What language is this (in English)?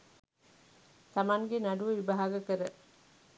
Sinhala